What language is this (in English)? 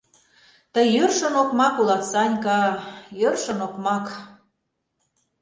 Mari